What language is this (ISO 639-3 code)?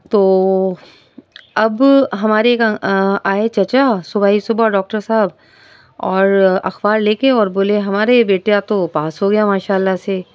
urd